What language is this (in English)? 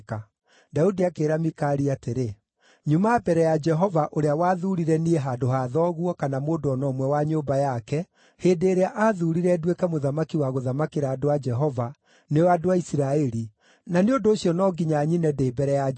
Kikuyu